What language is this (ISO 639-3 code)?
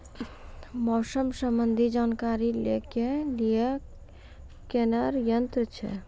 mai